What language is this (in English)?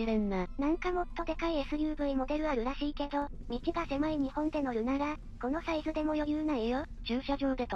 Japanese